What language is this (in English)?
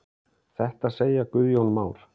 Icelandic